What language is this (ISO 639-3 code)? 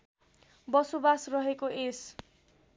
nep